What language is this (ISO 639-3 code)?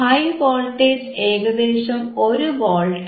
mal